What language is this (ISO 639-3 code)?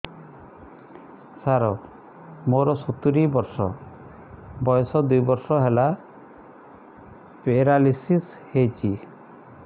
ori